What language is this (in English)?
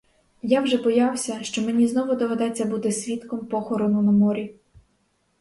Ukrainian